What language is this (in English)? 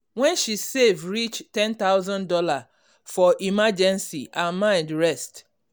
Nigerian Pidgin